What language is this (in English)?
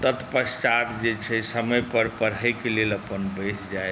Maithili